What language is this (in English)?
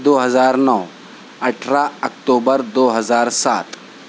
Urdu